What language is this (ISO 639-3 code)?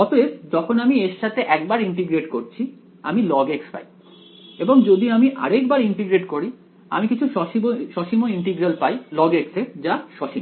ben